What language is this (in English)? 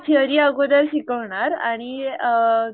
Marathi